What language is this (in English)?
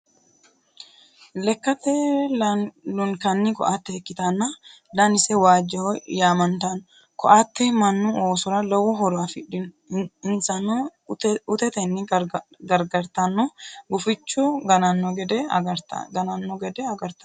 Sidamo